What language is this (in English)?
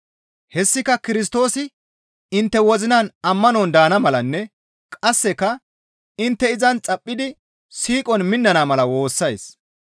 Gamo